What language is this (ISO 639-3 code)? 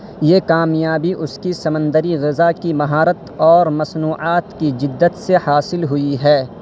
urd